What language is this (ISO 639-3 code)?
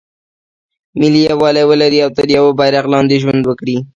pus